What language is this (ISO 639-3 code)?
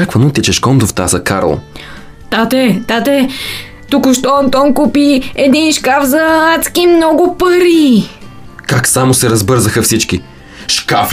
bul